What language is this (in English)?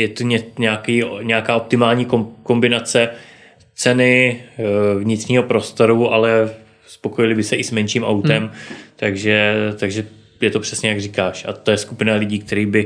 Czech